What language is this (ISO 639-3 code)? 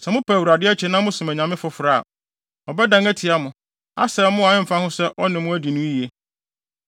aka